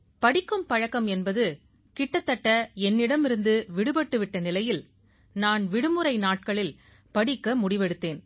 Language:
Tamil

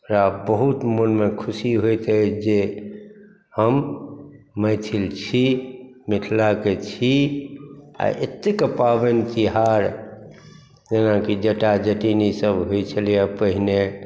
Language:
Maithili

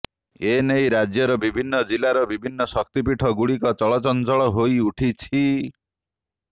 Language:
Odia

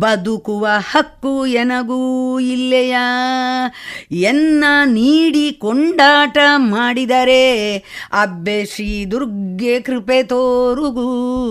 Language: Kannada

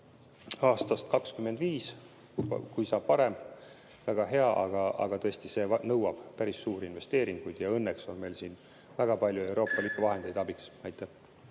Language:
Estonian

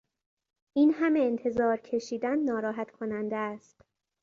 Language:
Persian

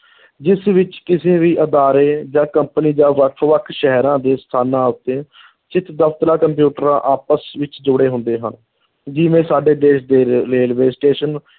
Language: Punjabi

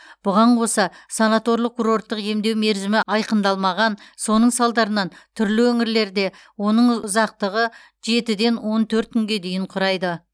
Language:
Kazakh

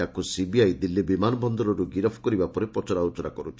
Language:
Odia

